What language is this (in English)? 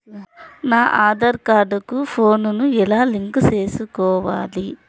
Telugu